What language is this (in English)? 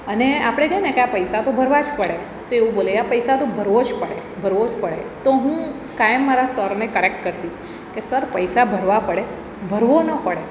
Gujarati